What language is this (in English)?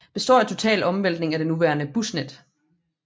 Danish